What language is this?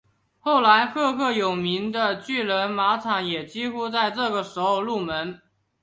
Chinese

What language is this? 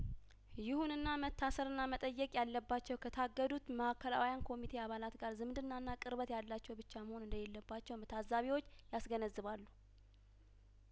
Amharic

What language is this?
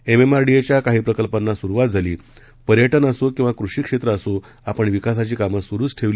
Marathi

